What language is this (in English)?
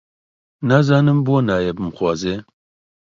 Central Kurdish